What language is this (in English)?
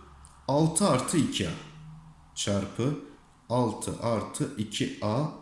Turkish